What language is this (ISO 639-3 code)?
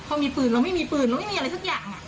tha